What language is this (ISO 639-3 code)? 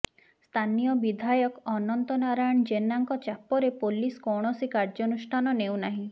ori